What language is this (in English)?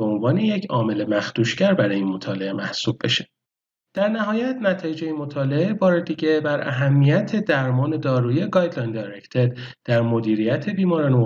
Persian